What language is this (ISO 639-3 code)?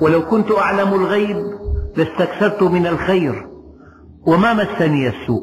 ara